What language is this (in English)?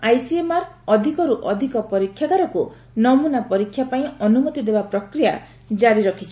Odia